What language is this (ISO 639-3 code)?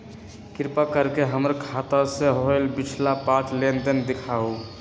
mag